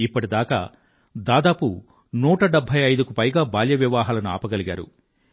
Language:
Telugu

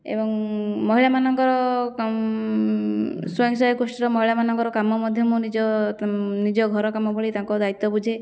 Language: Odia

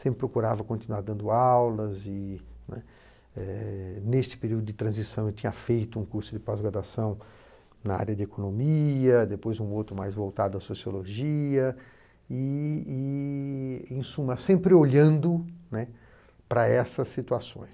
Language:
Portuguese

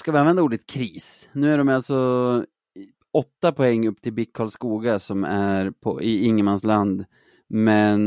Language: Swedish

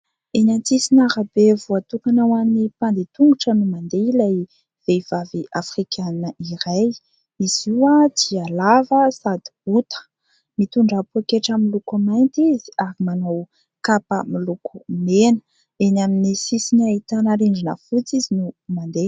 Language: Malagasy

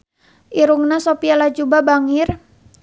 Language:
Sundanese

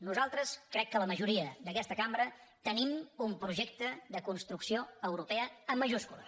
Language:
Catalan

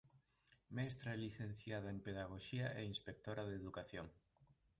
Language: Galician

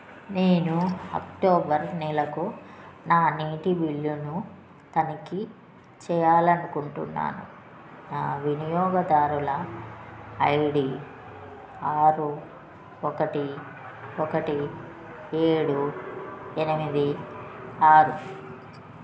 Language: Telugu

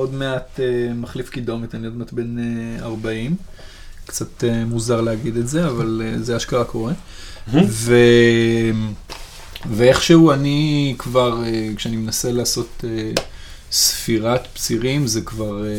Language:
Hebrew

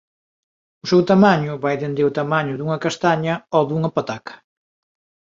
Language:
Galician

